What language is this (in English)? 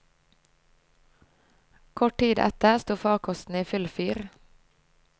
Norwegian